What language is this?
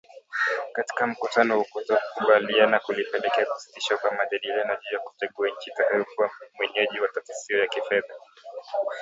Swahili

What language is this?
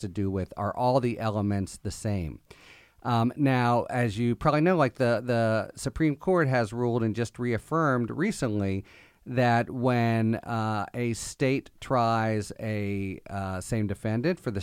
English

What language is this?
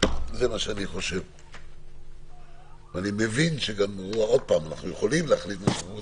Hebrew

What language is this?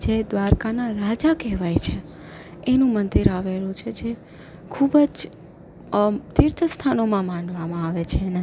Gujarati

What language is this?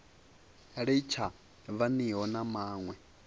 Venda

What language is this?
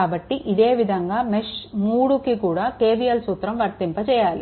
Telugu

